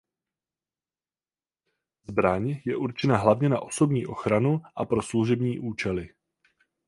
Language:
Czech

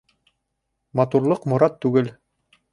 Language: Bashkir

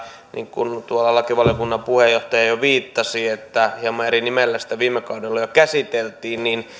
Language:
Finnish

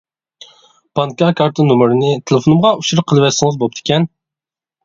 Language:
Uyghur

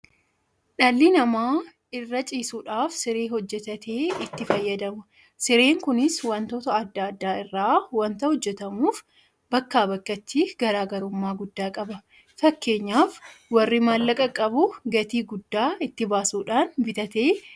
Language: Oromo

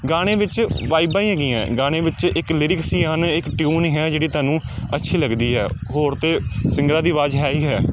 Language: Punjabi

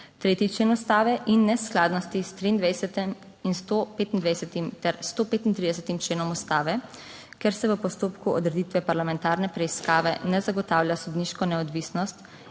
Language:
Slovenian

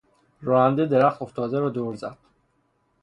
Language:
Persian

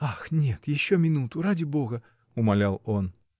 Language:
Russian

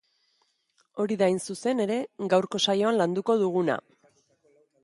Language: Basque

